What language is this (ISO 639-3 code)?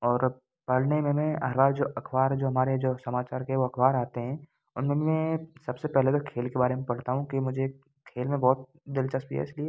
hin